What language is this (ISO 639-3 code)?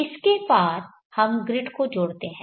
hin